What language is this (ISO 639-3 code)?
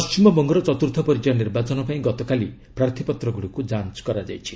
ori